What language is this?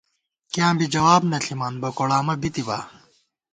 Gawar-Bati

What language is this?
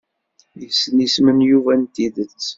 Kabyle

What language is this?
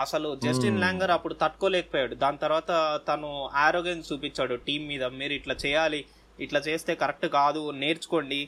Telugu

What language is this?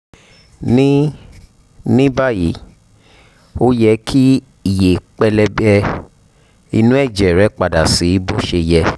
Yoruba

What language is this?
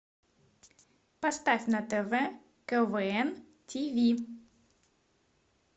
Russian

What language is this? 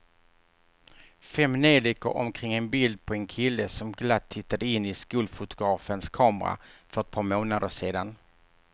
Swedish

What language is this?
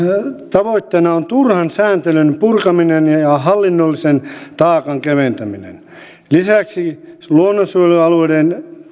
Finnish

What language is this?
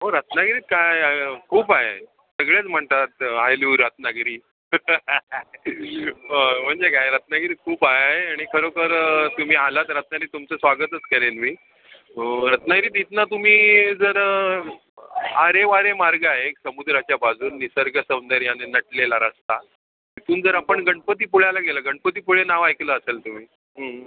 Marathi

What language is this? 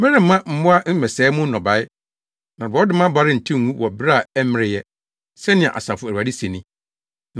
Akan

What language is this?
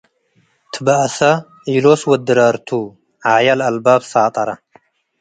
Tigre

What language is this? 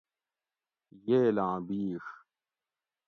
Gawri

